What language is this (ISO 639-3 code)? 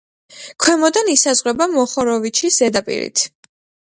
kat